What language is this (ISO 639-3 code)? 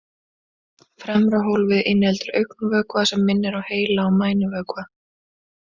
isl